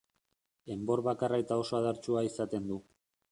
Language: Basque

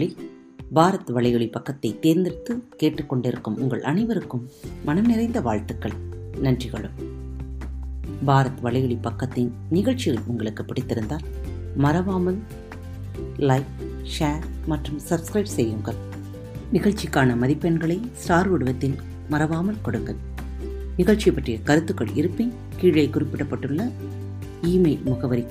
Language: Tamil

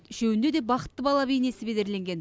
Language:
Kazakh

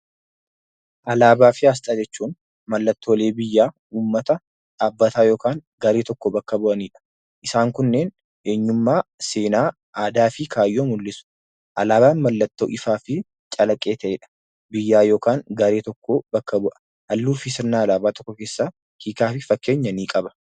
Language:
Oromo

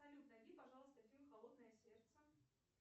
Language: Russian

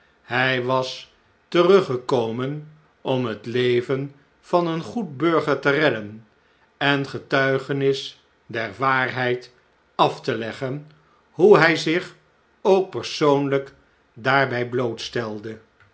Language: Dutch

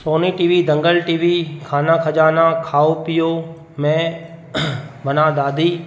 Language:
Sindhi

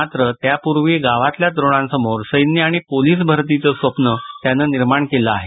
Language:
Marathi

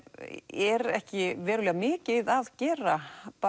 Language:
Icelandic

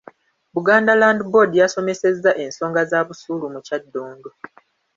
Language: Ganda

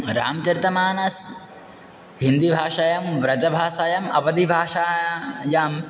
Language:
Sanskrit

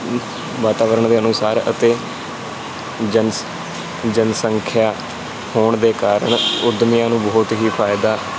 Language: Punjabi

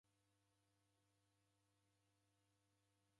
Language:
Taita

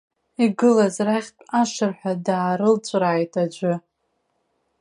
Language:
Abkhazian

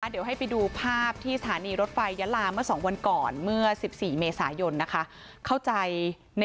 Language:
Thai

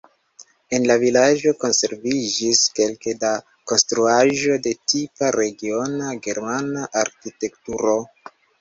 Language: Esperanto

